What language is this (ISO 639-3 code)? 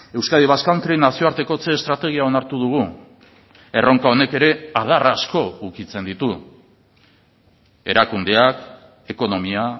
eus